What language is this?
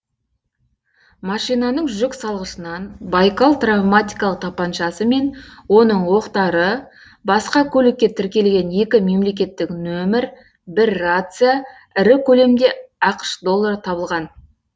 Kazakh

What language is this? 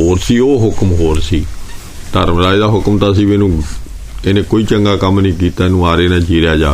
Punjabi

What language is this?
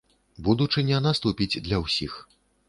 Belarusian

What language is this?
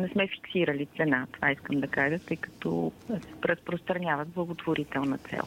Bulgarian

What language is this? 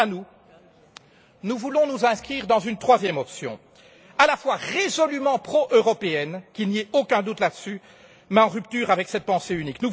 French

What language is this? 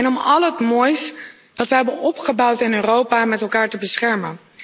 Dutch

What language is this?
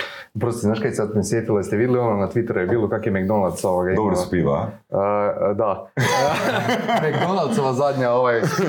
Croatian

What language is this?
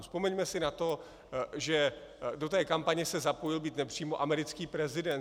Czech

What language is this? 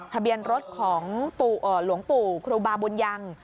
Thai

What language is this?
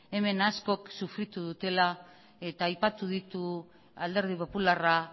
Basque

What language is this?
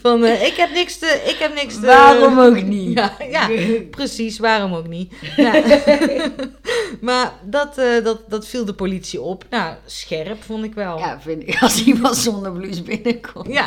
Dutch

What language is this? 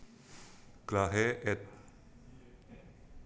Javanese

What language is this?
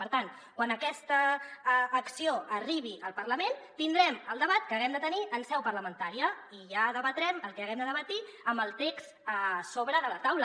Catalan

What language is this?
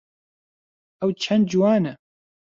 Central Kurdish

